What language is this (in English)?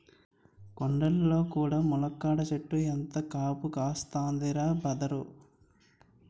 Telugu